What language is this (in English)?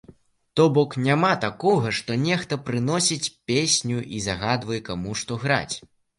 Belarusian